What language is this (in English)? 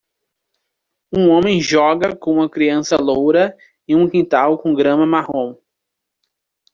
Portuguese